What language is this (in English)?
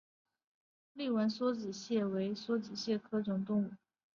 Chinese